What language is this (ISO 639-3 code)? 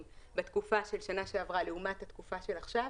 heb